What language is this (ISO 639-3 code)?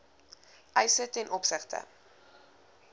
afr